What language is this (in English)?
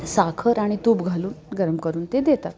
Marathi